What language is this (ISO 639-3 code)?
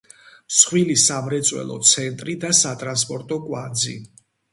kat